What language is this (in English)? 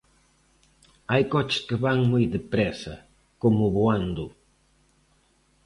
Galician